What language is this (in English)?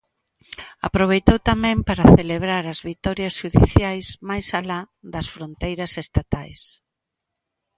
Galician